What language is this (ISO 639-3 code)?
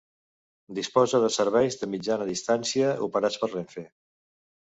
cat